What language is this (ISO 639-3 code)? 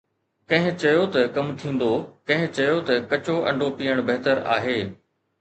snd